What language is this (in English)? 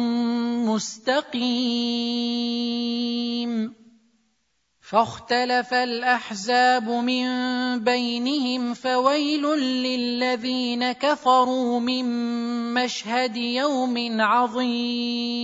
Arabic